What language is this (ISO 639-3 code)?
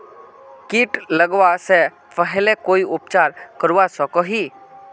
mag